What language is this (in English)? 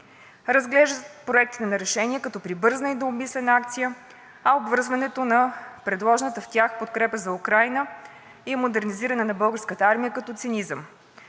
Bulgarian